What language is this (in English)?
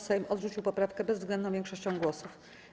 Polish